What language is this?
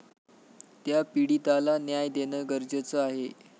Marathi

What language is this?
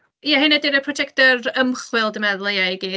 Welsh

